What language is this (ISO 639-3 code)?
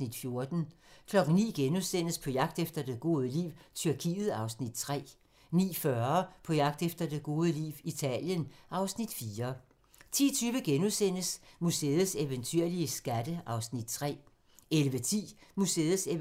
dan